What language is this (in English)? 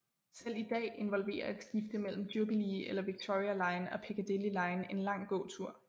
Danish